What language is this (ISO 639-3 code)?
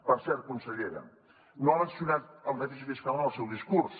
cat